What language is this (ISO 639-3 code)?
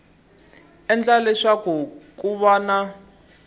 tso